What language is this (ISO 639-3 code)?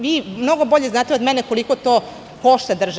srp